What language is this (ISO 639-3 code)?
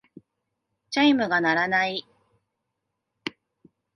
jpn